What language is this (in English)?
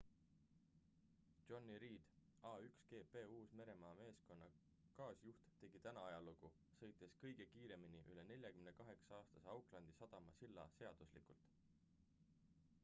Estonian